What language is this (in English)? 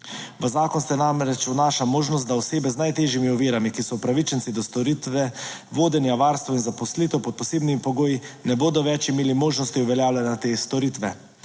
Slovenian